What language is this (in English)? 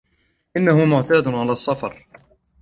Arabic